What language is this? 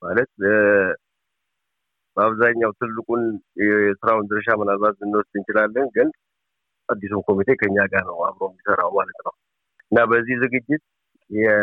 Amharic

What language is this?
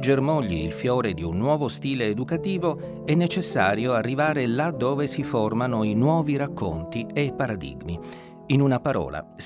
Italian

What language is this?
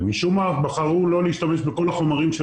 Hebrew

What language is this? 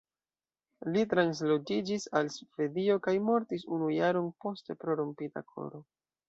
Esperanto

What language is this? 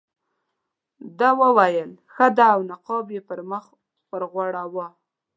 Pashto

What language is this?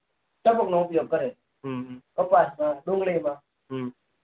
Gujarati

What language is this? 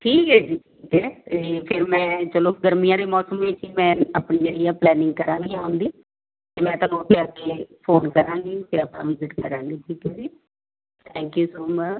Punjabi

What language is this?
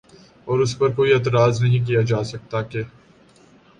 Urdu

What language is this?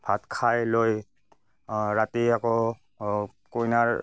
Assamese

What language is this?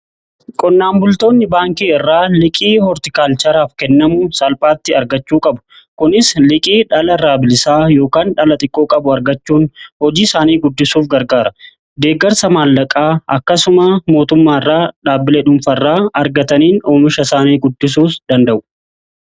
Oromo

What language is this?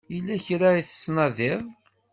Kabyle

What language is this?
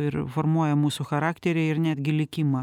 Lithuanian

